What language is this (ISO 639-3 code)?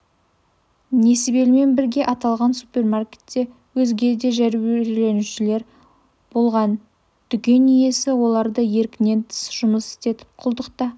kaz